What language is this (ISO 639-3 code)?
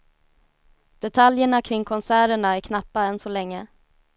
swe